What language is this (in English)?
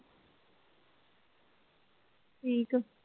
Punjabi